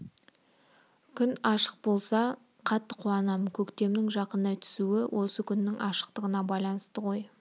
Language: Kazakh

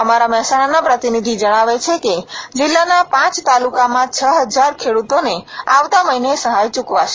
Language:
Gujarati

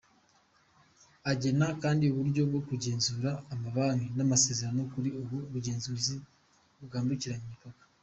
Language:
Kinyarwanda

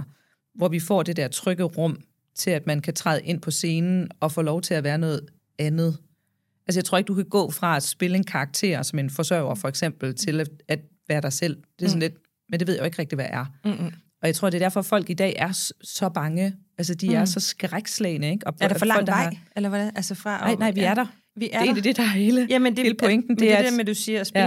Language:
Danish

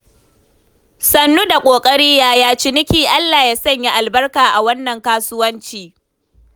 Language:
Hausa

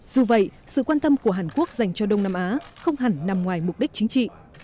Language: Vietnamese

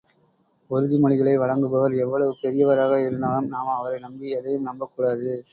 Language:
Tamil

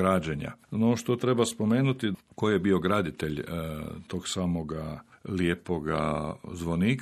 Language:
Croatian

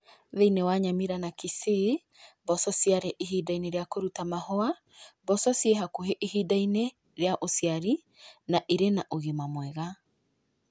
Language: Kikuyu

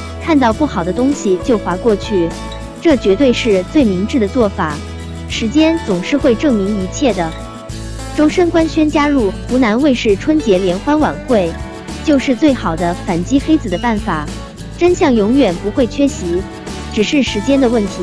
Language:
Chinese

